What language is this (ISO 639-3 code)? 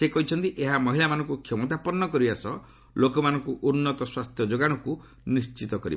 ori